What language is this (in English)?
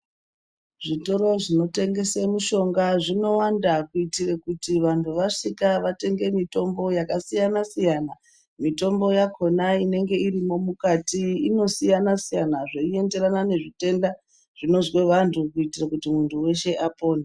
Ndau